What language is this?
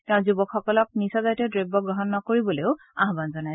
Assamese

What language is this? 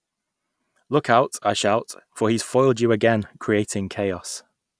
English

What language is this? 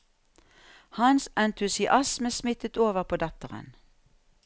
Norwegian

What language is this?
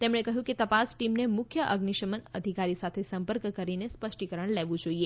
Gujarati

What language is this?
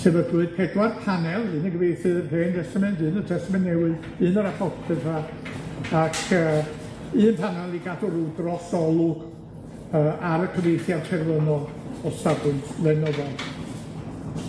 Welsh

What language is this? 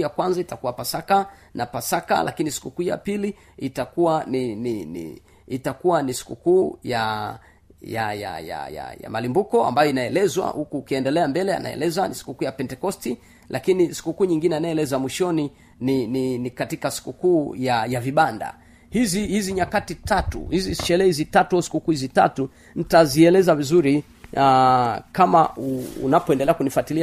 Swahili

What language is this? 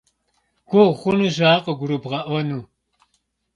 Kabardian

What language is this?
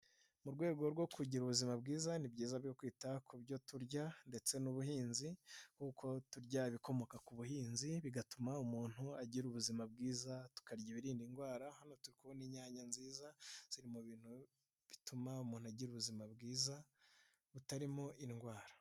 Kinyarwanda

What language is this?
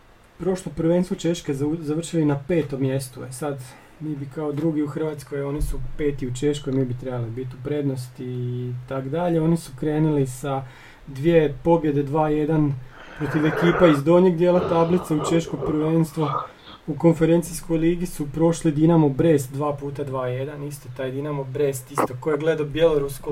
Croatian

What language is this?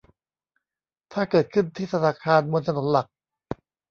Thai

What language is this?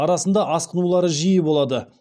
Kazakh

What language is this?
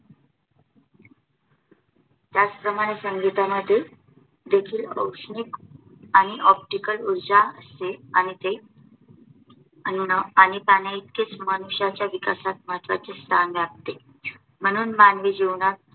Marathi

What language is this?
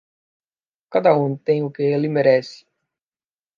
Portuguese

